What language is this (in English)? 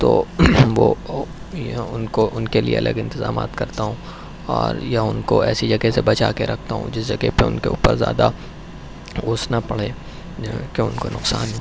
Urdu